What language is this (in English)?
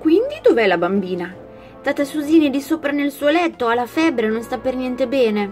Italian